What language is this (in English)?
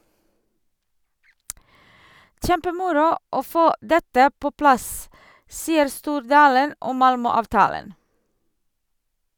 Norwegian